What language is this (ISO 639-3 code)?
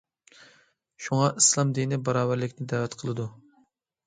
uig